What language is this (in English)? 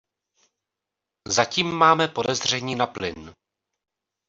Czech